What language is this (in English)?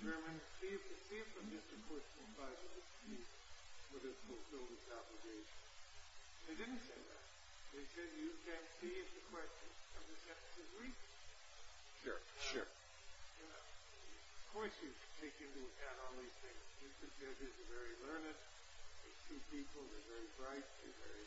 English